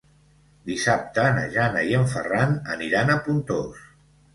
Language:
Catalan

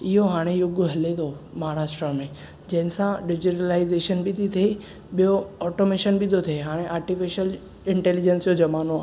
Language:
Sindhi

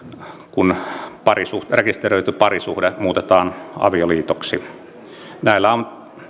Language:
Finnish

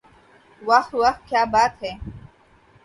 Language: Urdu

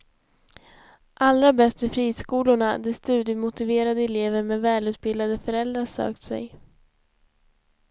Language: Swedish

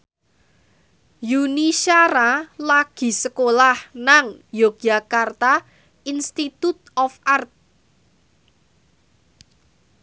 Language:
Javanese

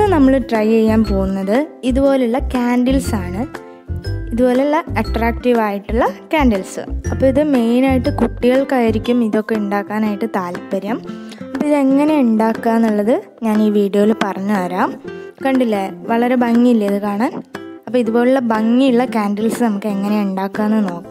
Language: Malayalam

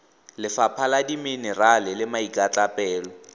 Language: Tswana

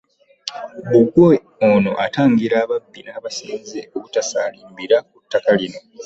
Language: Ganda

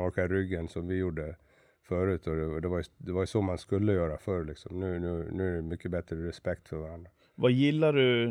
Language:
Swedish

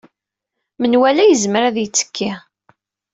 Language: Kabyle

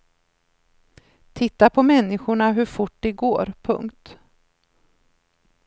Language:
Swedish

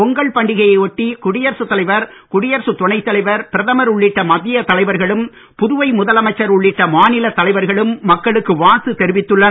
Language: Tamil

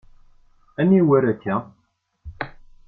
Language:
Kabyle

